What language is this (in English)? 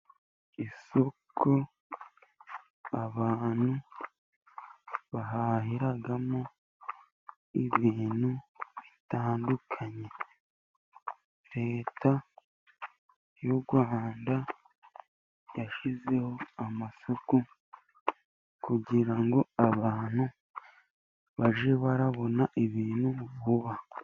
Kinyarwanda